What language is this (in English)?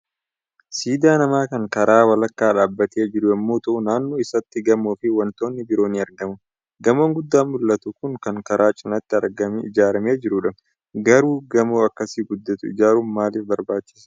Oromo